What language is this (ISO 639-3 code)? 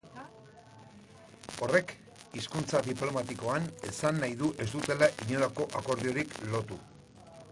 eus